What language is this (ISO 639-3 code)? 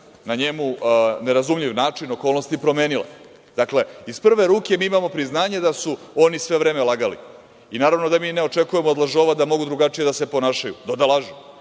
srp